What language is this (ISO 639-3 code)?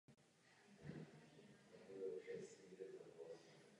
ces